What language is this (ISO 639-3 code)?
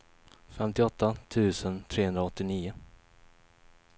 swe